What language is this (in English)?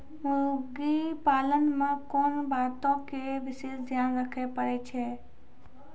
Maithili